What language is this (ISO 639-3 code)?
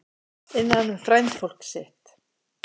isl